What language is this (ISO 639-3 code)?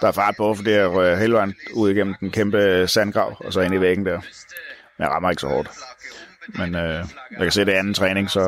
dan